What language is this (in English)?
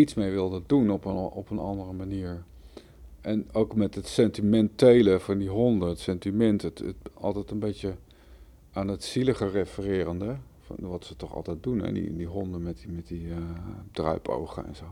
Dutch